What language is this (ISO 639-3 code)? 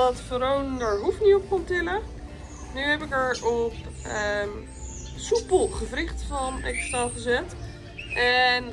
nld